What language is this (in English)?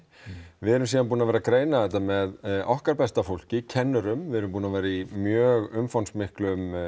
Icelandic